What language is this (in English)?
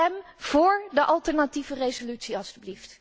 Dutch